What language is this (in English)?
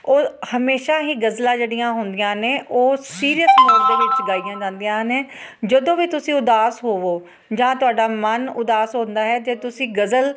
Punjabi